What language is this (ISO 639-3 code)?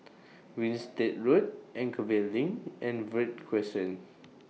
eng